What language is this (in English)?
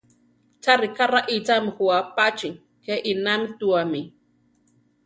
Central Tarahumara